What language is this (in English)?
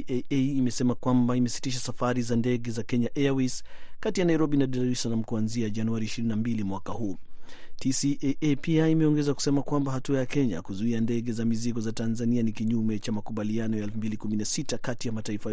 Swahili